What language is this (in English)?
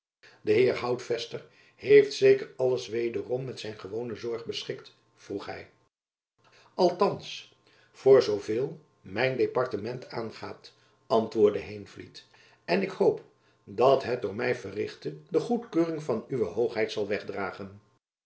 Dutch